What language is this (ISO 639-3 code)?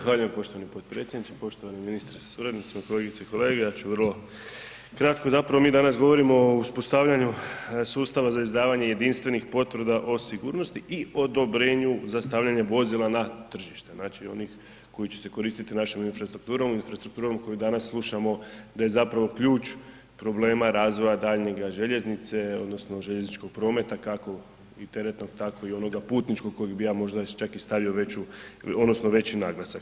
hrv